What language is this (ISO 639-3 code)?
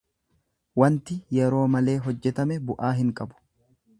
orm